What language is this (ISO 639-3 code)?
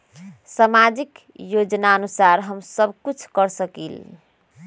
mag